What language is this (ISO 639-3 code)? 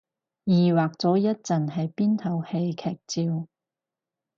yue